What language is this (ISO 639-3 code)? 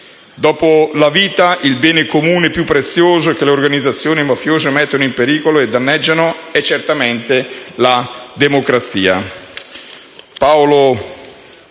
ita